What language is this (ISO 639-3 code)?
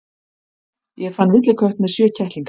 isl